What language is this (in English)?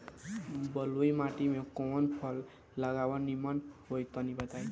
Bhojpuri